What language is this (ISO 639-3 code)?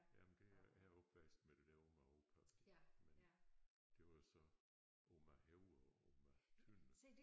dan